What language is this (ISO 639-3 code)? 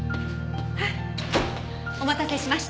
jpn